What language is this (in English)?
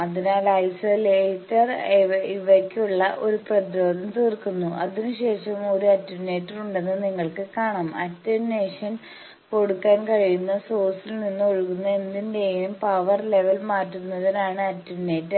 Malayalam